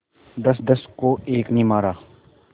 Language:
Hindi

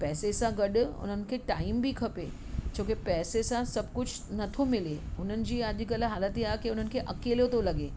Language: Sindhi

